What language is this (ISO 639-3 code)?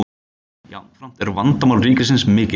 isl